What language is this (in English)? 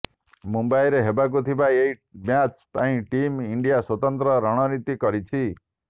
Odia